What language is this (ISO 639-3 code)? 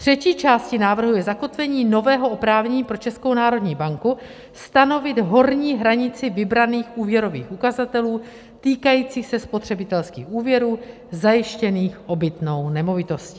ces